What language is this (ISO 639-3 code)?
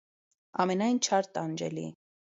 hye